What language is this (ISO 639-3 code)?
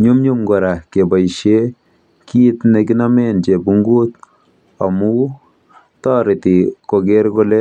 kln